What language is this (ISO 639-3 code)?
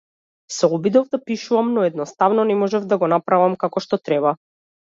mkd